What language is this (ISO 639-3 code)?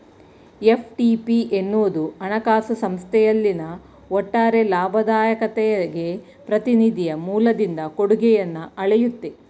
kan